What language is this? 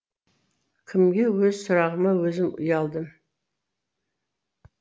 Kazakh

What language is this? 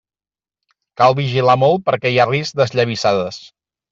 Catalan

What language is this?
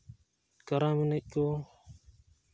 Santali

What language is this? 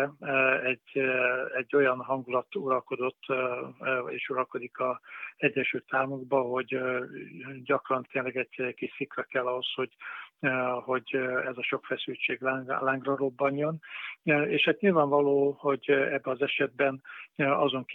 Hungarian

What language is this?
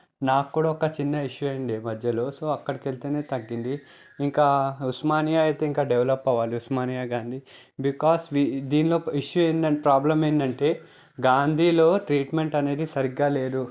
Telugu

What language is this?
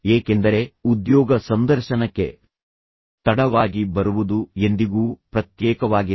Kannada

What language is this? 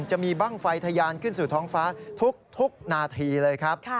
Thai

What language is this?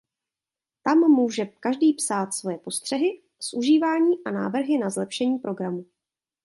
Czech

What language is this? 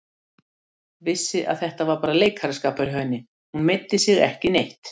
Icelandic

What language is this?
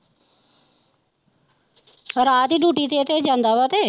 Punjabi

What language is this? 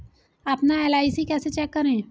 Hindi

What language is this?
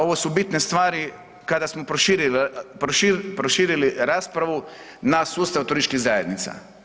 Croatian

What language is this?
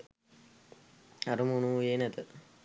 Sinhala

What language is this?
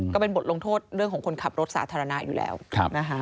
Thai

